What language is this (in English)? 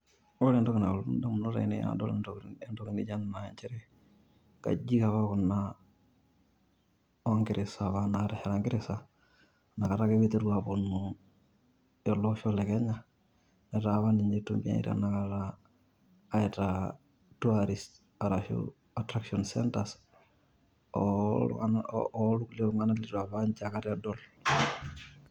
Masai